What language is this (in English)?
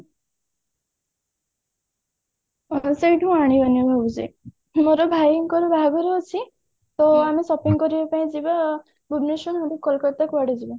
Odia